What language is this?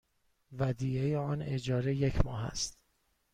Persian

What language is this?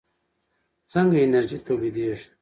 Pashto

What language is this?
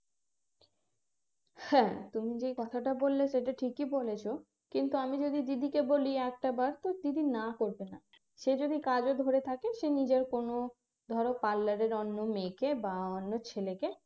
Bangla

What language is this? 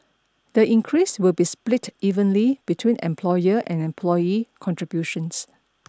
English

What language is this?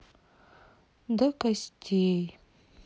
Russian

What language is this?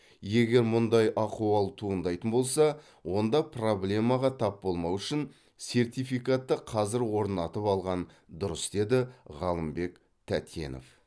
Kazakh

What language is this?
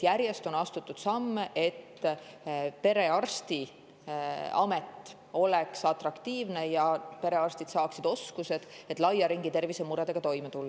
Estonian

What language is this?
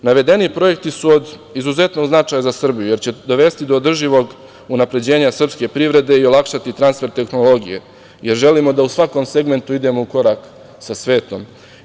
Serbian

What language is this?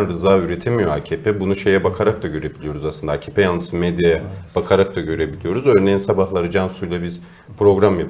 Turkish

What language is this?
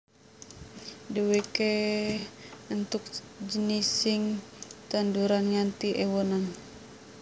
Javanese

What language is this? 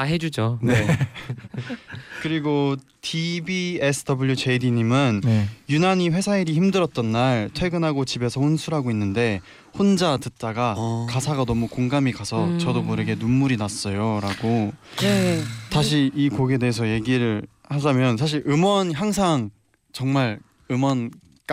Korean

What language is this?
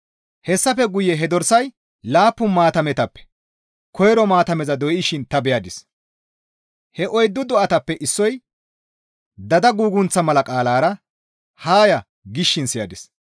Gamo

